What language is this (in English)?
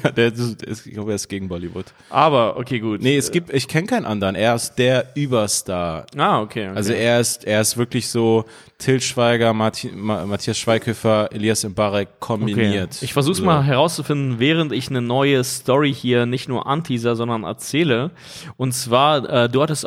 German